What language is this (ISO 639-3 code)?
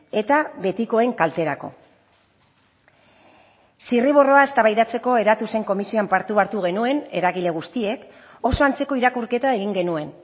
eus